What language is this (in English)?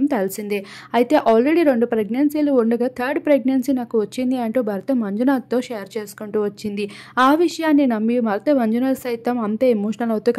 Telugu